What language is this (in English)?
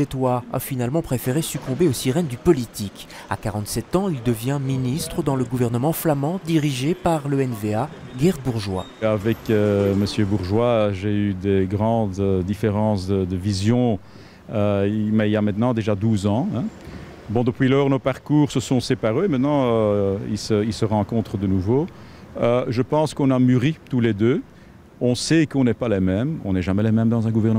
French